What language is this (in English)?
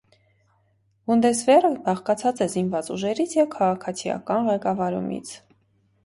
Armenian